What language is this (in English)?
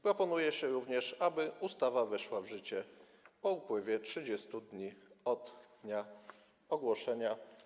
Polish